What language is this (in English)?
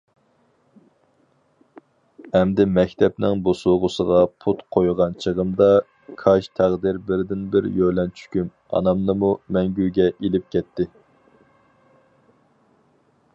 Uyghur